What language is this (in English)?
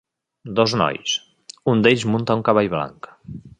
Catalan